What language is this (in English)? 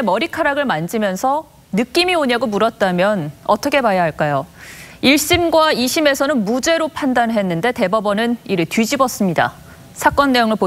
Korean